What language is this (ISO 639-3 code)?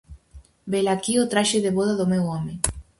glg